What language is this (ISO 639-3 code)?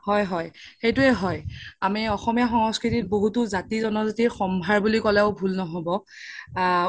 asm